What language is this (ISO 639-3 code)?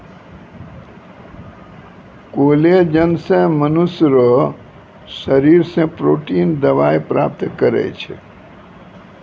mai